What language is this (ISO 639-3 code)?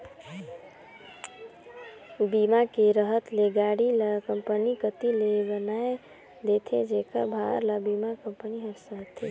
hne